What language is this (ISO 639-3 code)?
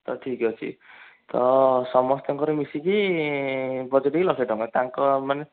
ori